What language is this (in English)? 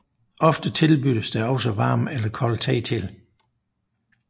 Danish